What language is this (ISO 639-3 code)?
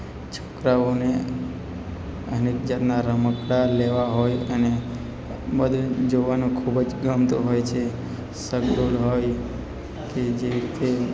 guj